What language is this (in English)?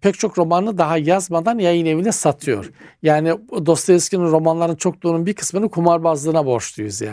Turkish